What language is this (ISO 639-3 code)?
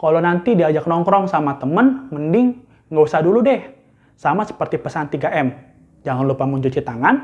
ind